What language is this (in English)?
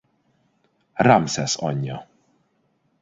Hungarian